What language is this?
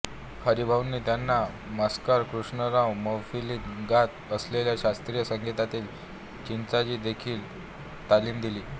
Marathi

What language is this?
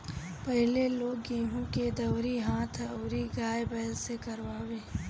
Bhojpuri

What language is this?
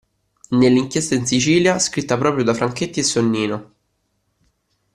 Italian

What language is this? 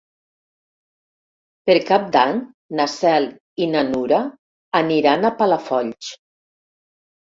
Catalan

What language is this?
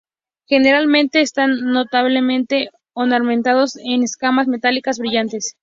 Spanish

